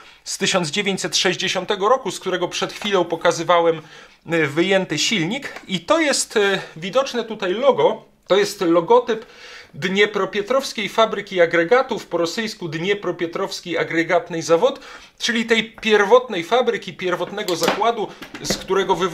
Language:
Polish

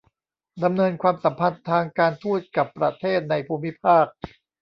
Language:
Thai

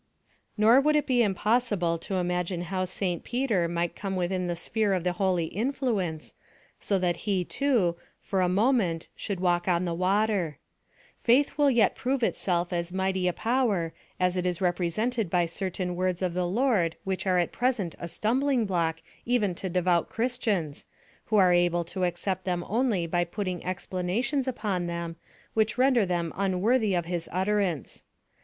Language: English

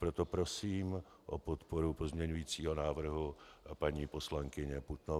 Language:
Czech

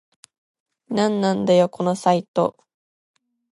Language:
Japanese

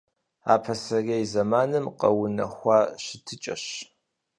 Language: Kabardian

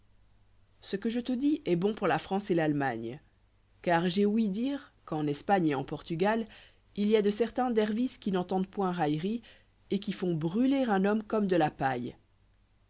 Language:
French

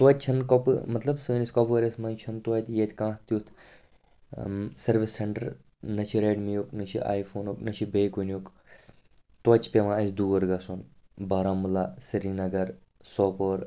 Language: Kashmiri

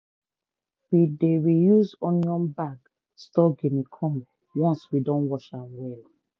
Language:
Nigerian Pidgin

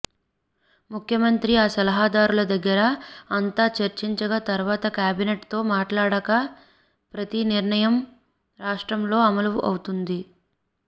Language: Telugu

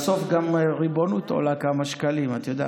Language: Hebrew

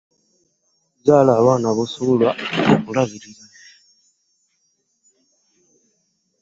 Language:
Ganda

